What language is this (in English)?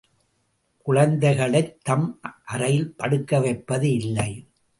Tamil